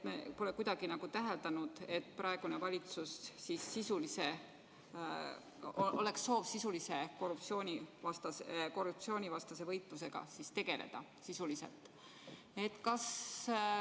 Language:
Estonian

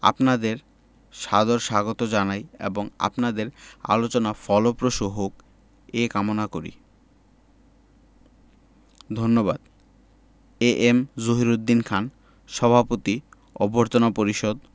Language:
Bangla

